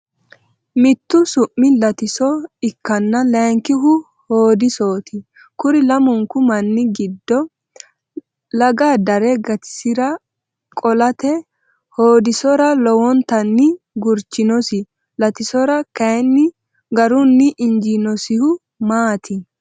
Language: Sidamo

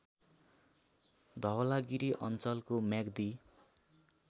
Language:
Nepali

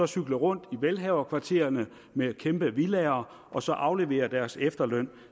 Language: Danish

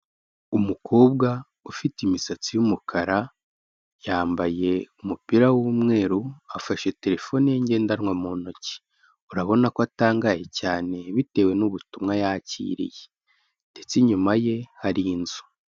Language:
Kinyarwanda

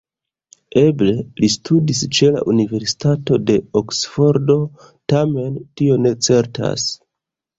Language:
Esperanto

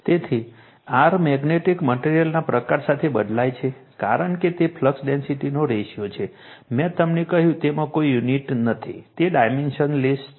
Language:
Gujarati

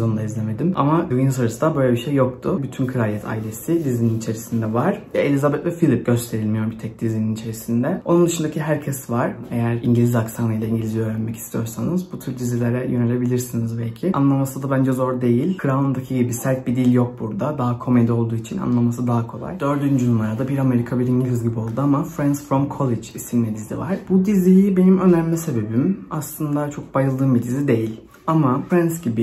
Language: Turkish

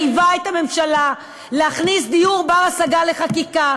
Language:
Hebrew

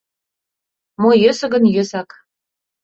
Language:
Mari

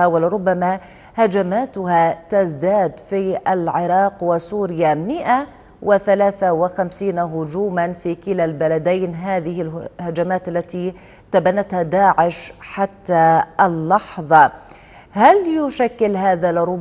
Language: Arabic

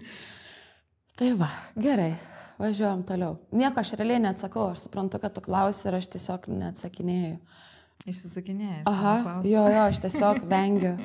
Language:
Lithuanian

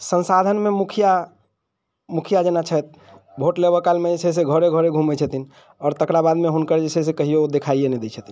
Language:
Maithili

